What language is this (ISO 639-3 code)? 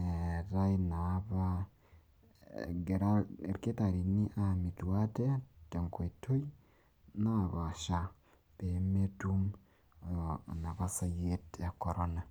mas